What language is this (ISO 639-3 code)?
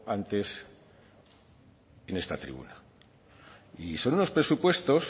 spa